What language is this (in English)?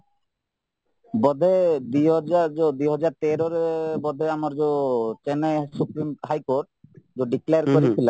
Odia